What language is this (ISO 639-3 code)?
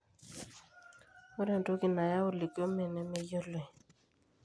mas